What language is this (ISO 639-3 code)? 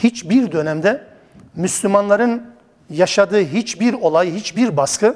tur